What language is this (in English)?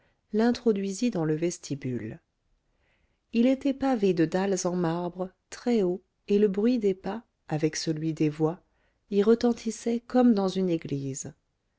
French